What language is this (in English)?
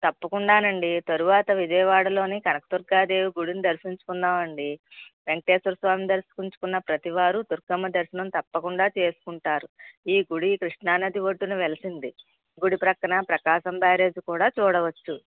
Telugu